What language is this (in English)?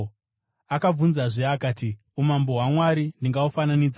Shona